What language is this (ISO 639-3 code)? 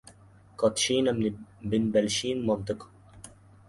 ara